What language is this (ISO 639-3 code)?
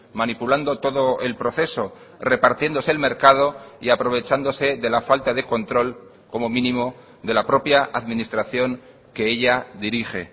spa